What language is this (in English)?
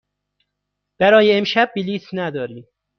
Persian